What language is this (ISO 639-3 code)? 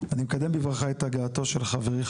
heb